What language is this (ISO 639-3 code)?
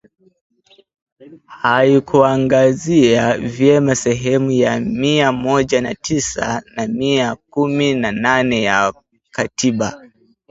swa